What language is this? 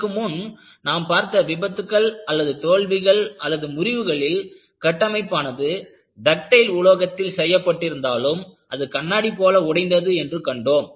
Tamil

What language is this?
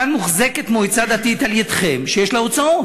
Hebrew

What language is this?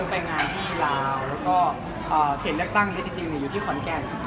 Thai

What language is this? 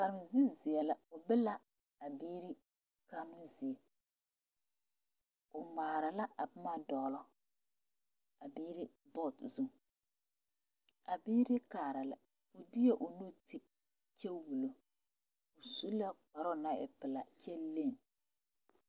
Southern Dagaare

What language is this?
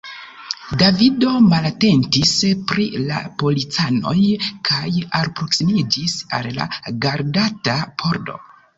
Esperanto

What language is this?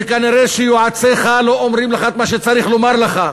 Hebrew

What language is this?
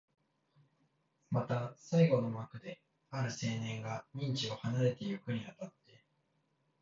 Japanese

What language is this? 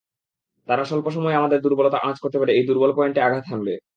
Bangla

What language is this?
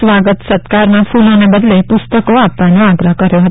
Gujarati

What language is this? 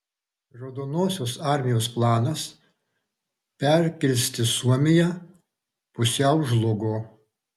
Lithuanian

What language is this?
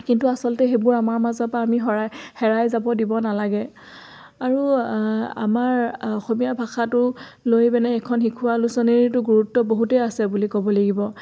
Assamese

